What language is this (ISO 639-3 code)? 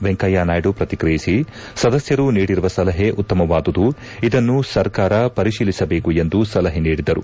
kan